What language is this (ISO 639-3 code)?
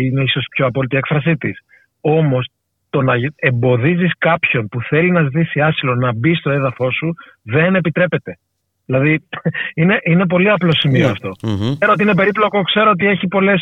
ell